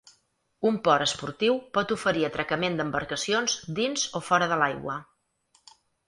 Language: Catalan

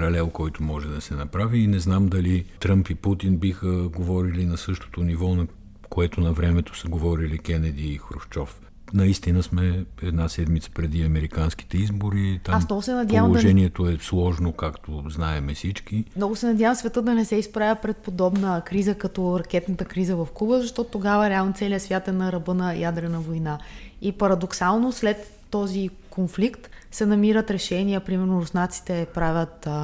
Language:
Bulgarian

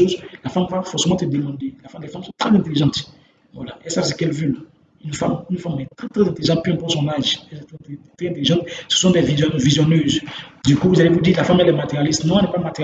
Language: French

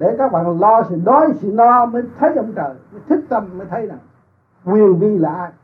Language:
Vietnamese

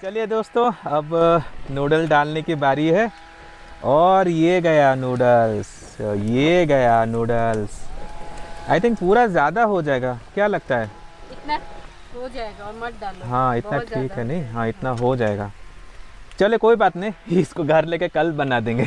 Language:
Hindi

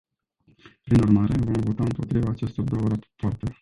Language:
Romanian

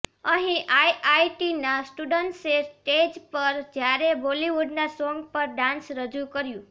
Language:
Gujarati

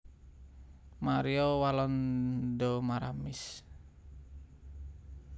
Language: Javanese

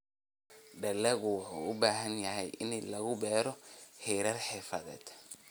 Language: Somali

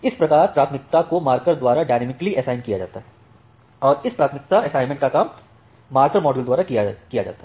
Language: Hindi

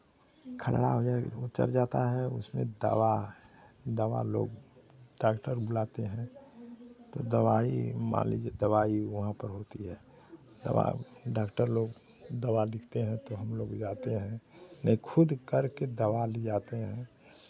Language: Hindi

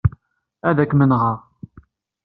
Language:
Kabyle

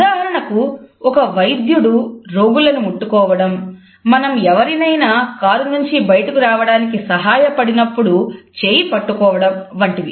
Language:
Telugu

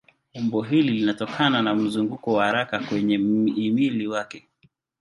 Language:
Swahili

